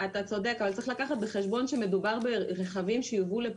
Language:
Hebrew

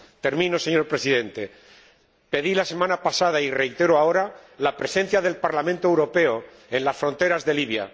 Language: Spanish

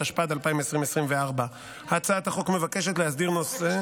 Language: Hebrew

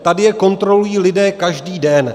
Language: Czech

